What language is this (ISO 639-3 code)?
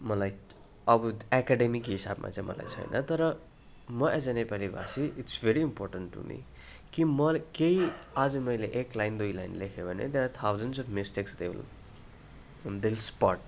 nep